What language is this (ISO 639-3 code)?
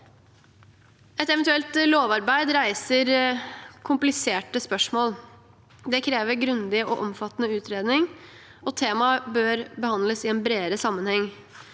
nor